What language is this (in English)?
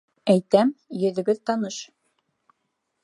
Bashkir